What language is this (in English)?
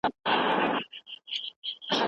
Pashto